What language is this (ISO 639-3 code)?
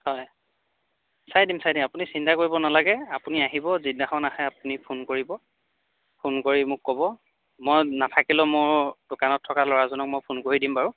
asm